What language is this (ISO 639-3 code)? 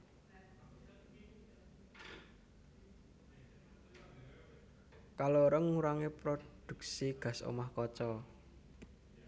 jav